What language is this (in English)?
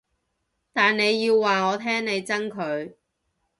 Cantonese